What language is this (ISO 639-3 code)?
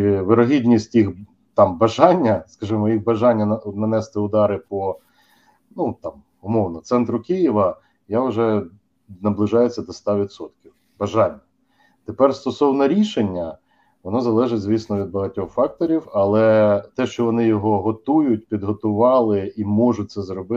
ukr